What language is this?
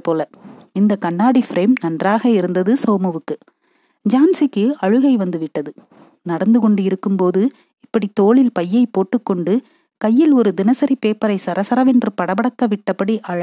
Tamil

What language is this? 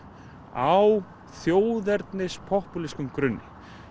Icelandic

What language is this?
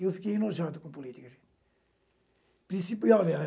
Portuguese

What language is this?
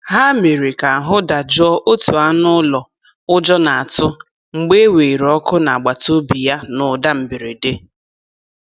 Igbo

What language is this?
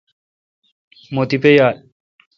Kalkoti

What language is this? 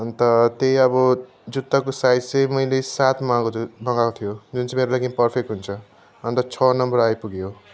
Nepali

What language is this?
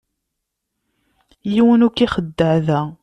Kabyle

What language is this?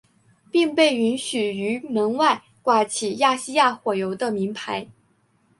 Chinese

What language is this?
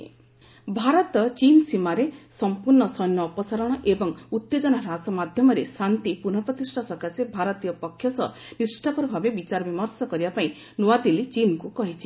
Odia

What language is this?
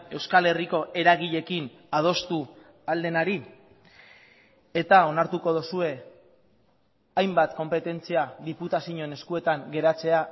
Basque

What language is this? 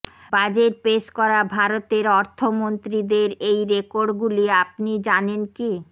Bangla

